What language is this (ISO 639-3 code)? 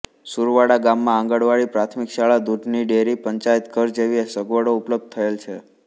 guj